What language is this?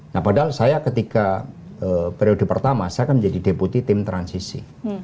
Indonesian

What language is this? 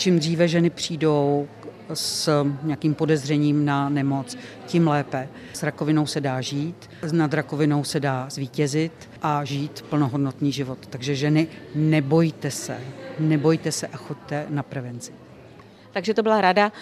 Czech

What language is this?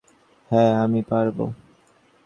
Bangla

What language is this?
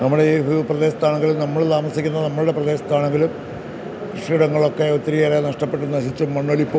Malayalam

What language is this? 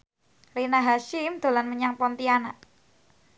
Javanese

